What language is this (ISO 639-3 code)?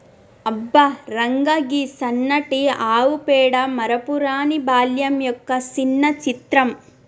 tel